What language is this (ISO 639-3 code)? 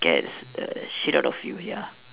eng